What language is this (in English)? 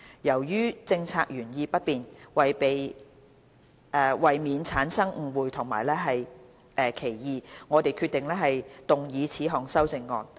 Cantonese